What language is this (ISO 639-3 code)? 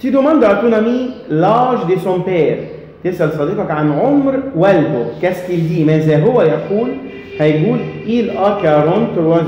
ara